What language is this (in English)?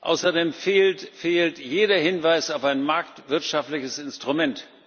German